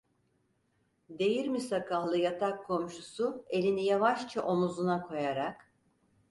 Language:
Turkish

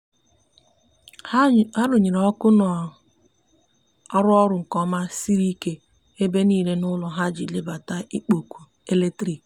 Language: Igbo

